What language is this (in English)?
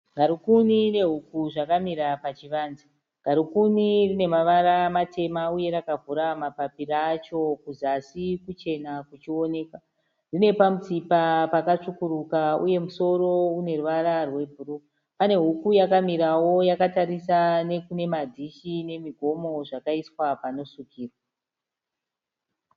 Shona